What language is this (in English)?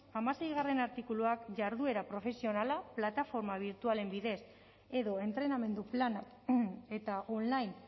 Basque